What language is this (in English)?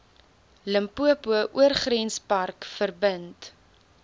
Afrikaans